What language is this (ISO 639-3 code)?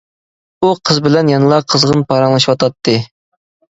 uig